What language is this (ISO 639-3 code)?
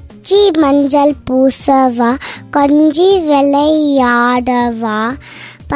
tam